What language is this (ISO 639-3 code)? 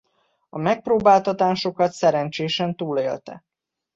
hun